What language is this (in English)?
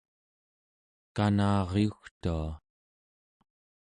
Central Yupik